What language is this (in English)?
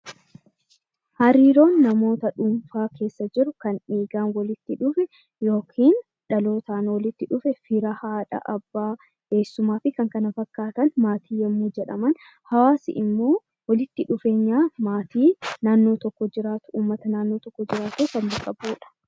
Oromo